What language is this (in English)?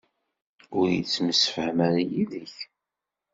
Kabyle